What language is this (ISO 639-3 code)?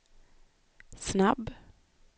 swe